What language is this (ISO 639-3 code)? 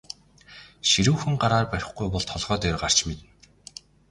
mon